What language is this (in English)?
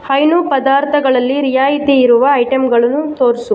Kannada